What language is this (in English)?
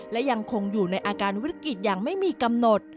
Thai